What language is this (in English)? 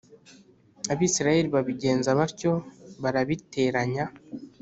Kinyarwanda